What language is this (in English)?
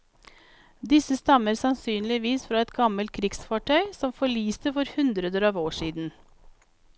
Norwegian